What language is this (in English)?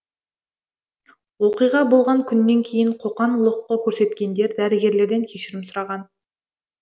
Kazakh